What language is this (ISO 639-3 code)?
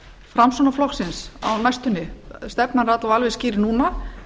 isl